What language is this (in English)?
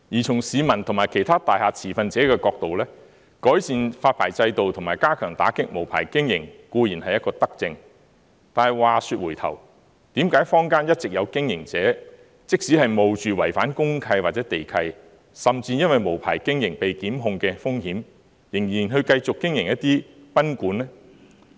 Cantonese